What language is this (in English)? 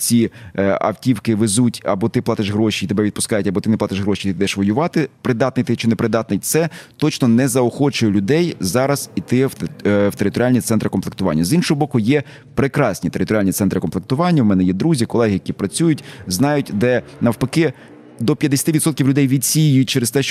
Ukrainian